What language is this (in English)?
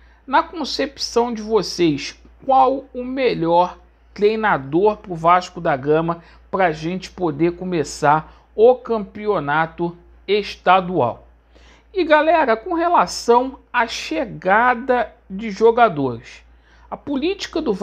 Portuguese